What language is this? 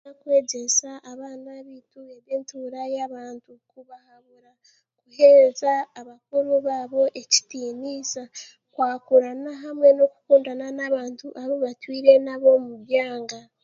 Chiga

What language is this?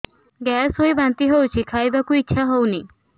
Odia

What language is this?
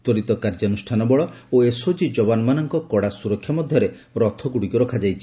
Odia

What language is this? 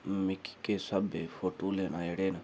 Dogri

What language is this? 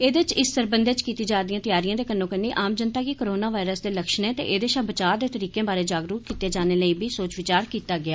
Dogri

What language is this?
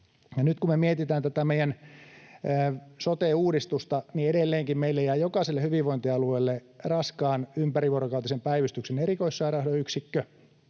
Finnish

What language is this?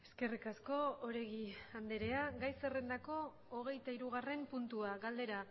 Basque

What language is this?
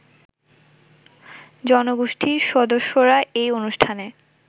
Bangla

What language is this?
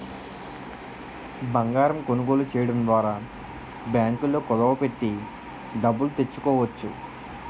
Telugu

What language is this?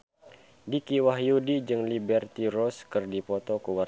Sundanese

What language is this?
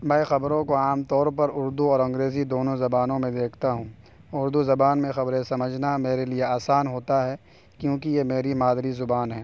Urdu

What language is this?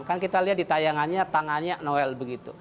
Indonesian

